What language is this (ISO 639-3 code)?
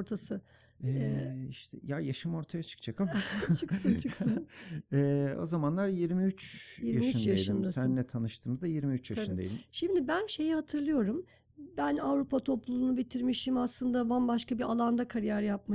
tur